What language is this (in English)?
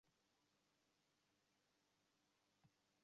Western Frisian